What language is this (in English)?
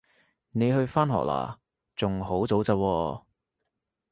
Cantonese